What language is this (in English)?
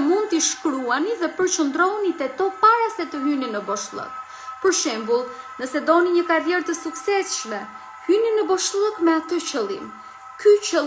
Romanian